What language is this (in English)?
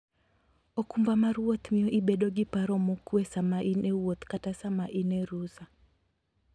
Luo (Kenya and Tanzania)